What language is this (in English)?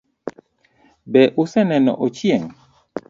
Luo (Kenya and Tanzania)